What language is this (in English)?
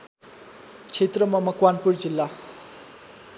Nepali